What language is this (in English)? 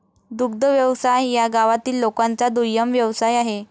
Marathi